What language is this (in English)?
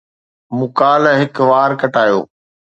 Sindhi